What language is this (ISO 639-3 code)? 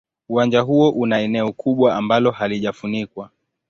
swa